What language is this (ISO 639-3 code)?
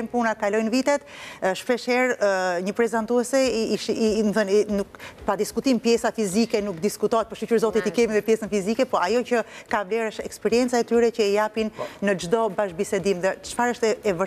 ron